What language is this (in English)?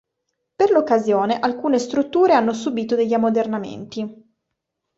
Italian